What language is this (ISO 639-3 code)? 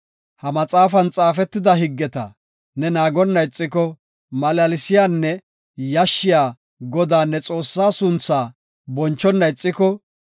gof